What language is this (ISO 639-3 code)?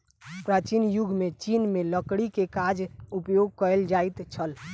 mai